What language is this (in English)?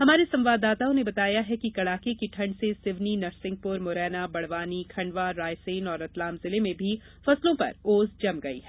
Hindi